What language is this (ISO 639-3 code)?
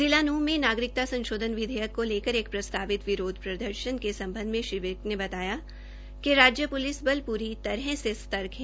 hin